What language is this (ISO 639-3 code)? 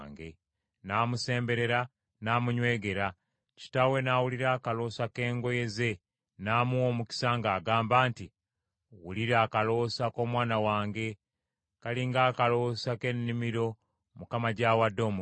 lug